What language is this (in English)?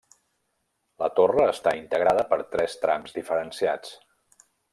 Catalan